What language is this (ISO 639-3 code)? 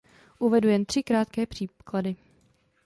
ces